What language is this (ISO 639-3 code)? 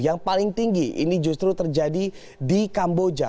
ind